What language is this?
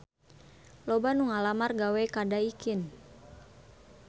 Sundanese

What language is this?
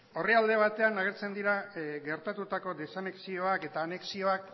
Basque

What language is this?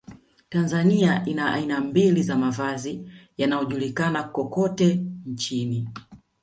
Swahili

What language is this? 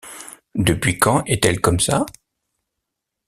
French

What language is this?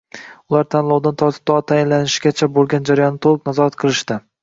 Uzbek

